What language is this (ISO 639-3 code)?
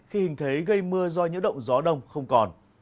vie